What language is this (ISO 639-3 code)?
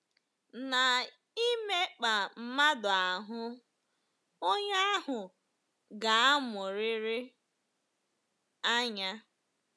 ibo